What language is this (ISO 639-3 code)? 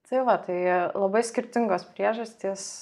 lit